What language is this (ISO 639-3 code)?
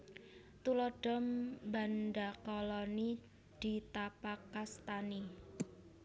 jav